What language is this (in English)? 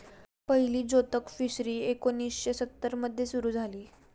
Marathi